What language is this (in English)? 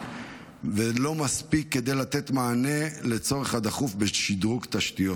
Hebrew